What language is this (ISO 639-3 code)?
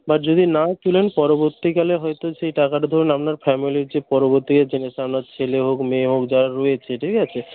ben